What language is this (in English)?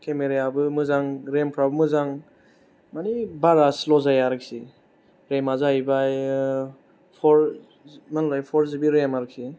Bodo